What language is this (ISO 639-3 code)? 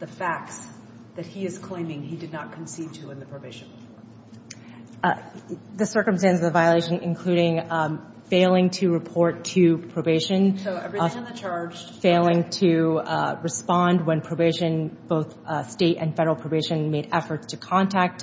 eng